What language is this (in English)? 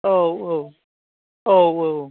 Bodo